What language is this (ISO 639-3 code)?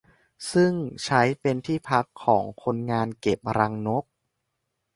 tha